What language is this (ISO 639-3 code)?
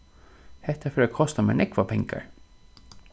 fao